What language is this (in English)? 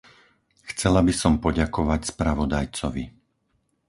Slovak